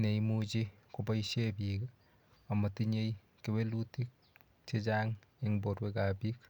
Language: Kalenjin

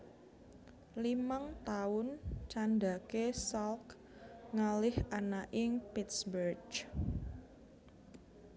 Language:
Javanese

